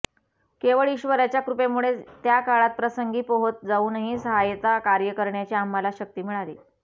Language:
Marathi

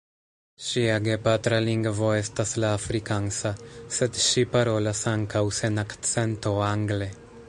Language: Esperanto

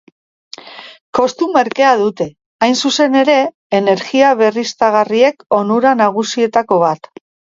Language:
Basque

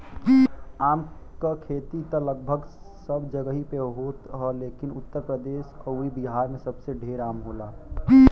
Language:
Bhojpuri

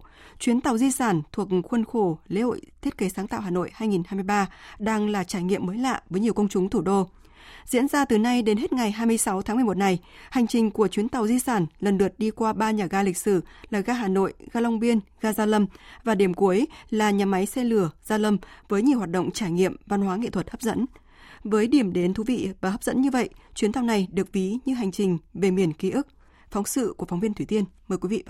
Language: Vietnamese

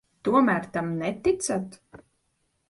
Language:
Latvian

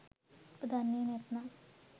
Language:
Sinhala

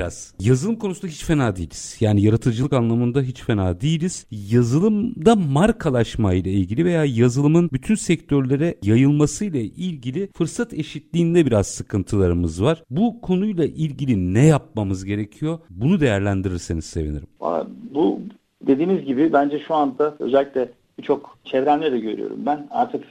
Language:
Turkish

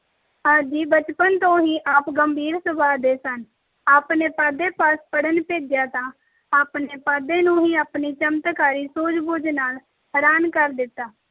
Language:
Punjabi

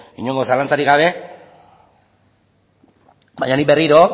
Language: Basque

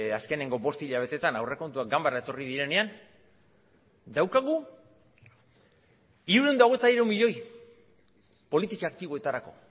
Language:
Basque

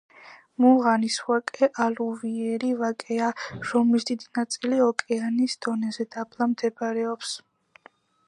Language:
Georgian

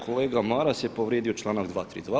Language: Croatian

